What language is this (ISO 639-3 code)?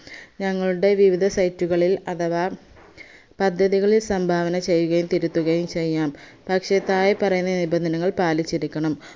mal